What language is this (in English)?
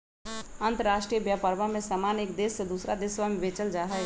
Magahi